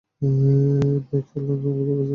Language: Bangla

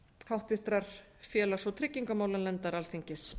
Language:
Icelandic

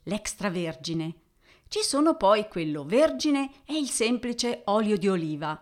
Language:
Italian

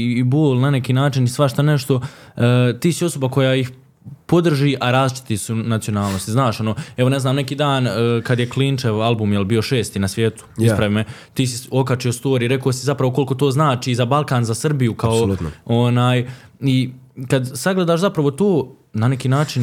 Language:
Croatian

